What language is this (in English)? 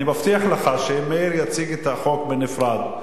Hebrew